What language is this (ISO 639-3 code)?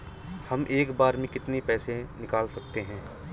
hin